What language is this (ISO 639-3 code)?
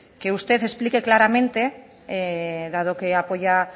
spa